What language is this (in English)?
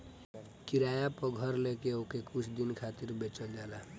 Bhojpuri